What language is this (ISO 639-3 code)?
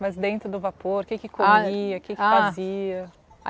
por